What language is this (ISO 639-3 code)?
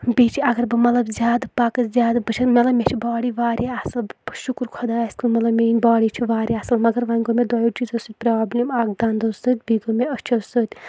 kas